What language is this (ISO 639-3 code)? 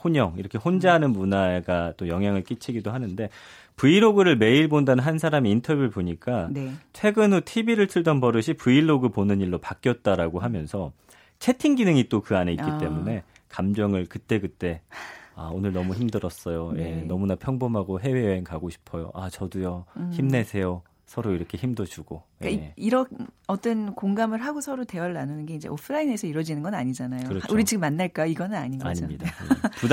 kor